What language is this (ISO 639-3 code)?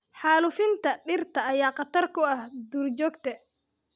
som